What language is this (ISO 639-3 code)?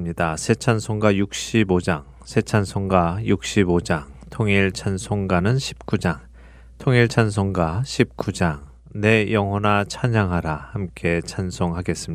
kor